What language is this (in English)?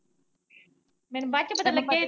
Punjabi